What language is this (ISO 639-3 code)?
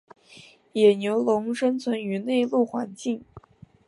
zho